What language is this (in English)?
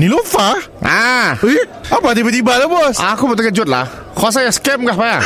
Malay